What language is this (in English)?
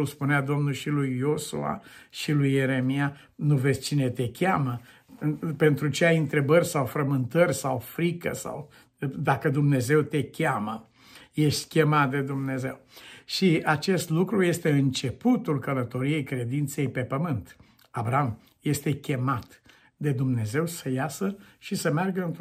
Romanian